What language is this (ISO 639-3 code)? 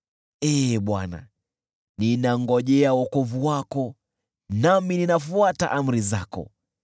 swa